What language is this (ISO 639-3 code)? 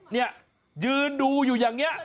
tha